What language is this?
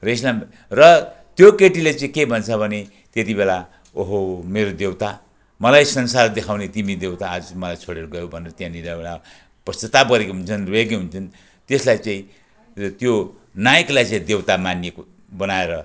Nepali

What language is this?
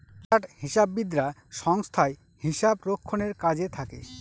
Bangla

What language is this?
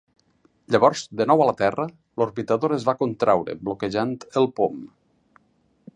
Catalan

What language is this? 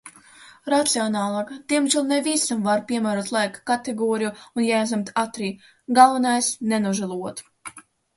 Latvian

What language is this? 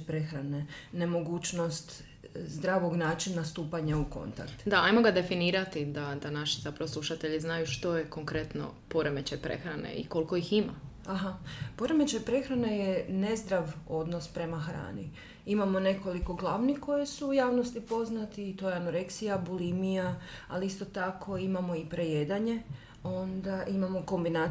Croatian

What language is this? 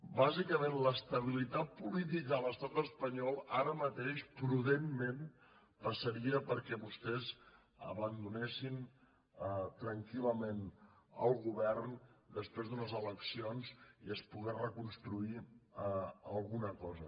Catalan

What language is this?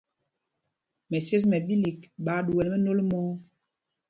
Mpumpong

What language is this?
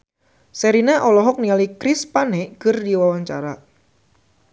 Sundanese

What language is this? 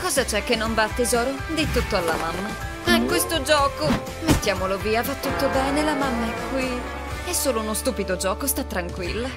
Italian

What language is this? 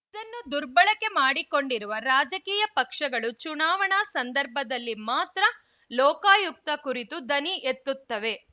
Kannada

